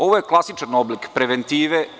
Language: Serbian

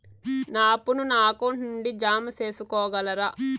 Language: Telugu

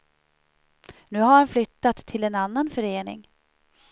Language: Swedish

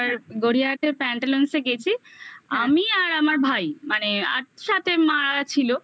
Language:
Bangla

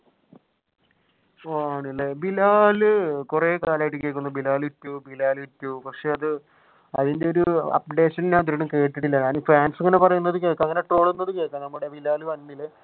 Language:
Malayalam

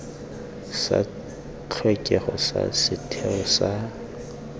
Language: Tswana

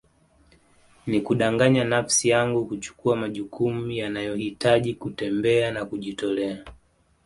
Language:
Swahili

